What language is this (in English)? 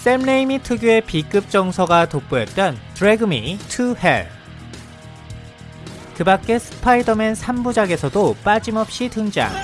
Korean